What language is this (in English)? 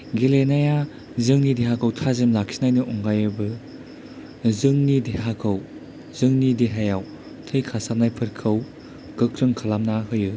Bodo